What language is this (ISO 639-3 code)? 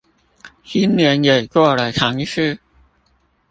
zho